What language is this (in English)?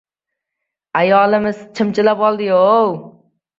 Uzbek